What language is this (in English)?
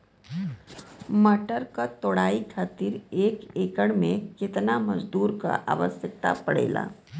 Bhojpuri